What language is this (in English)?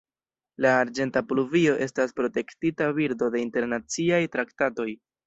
Esperanto